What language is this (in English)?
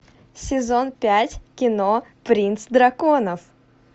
Russian